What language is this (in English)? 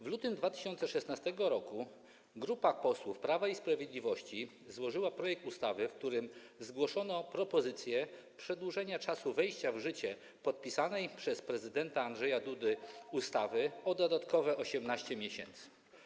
Polish